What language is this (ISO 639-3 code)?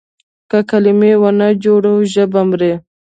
pus